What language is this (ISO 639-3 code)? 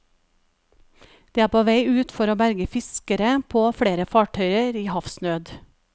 nor